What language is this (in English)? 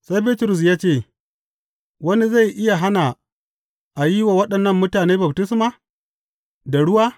Hausa